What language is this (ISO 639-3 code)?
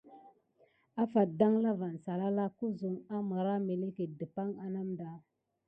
gid